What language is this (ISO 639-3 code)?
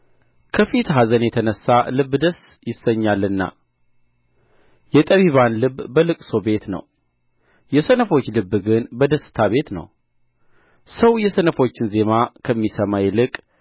amh